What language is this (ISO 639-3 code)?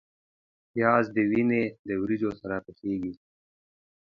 pus